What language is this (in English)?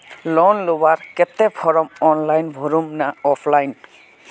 Magahi